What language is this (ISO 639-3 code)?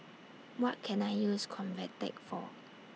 eng